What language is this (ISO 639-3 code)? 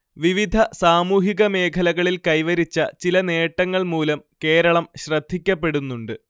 mal